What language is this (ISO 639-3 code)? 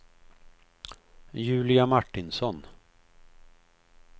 swe